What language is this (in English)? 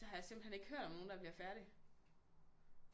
Danish